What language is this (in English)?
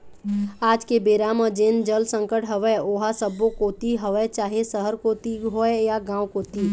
Chhattisgarhi